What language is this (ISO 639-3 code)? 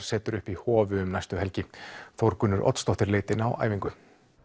isl